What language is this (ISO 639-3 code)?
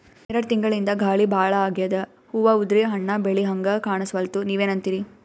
kan